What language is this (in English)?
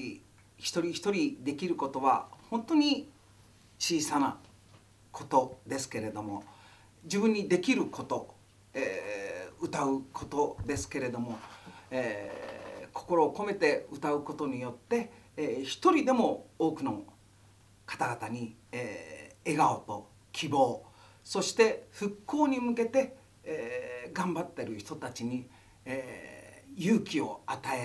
Japanese